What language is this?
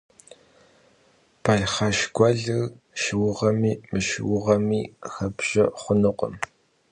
Kabardian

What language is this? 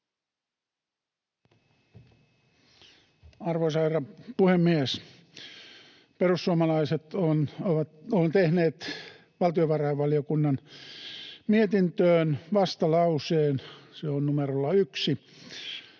Finnish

